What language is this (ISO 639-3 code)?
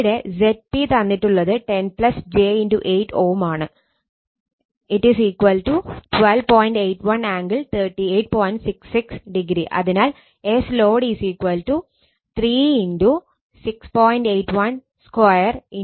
mal